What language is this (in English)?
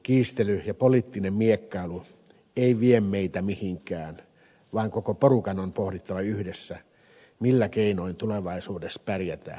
Finnish